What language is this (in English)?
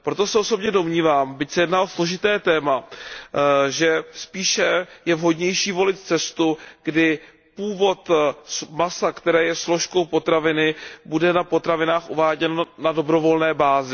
Czech